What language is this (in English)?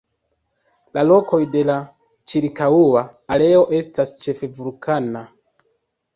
Esperanto